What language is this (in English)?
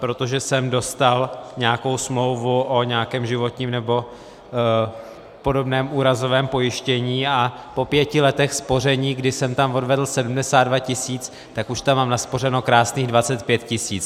Czech